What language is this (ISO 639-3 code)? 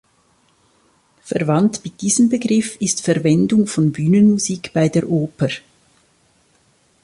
deu